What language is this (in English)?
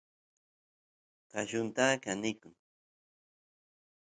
Santiago del Estero Quichua